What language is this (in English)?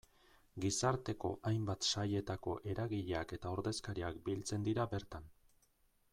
Basque